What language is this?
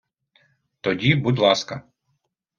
Ukrainian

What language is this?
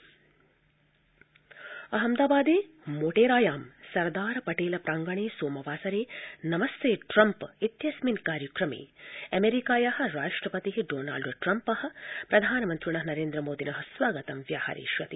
Sanskrit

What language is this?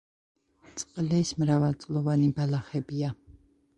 Georgian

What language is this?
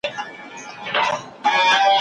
Pashto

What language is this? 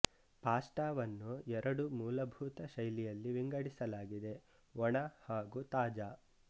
Kannada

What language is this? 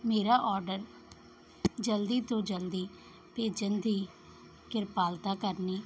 Punjabi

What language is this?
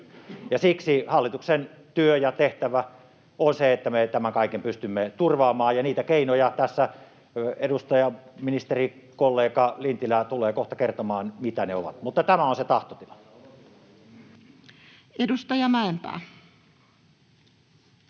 Finnish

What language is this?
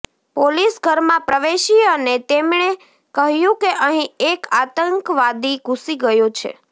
Gujarati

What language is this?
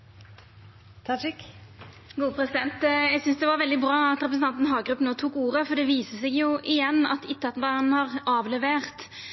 Norwegian Nynorsk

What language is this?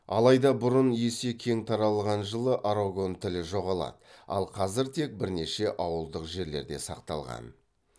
Kazakh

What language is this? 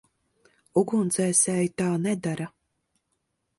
Latvian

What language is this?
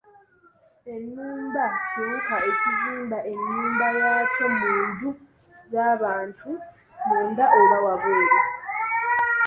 Ganda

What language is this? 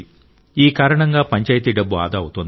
Telugu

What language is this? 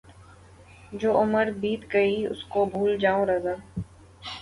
Urdu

